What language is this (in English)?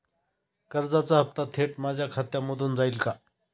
Marathi